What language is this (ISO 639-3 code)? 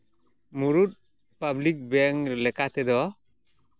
sat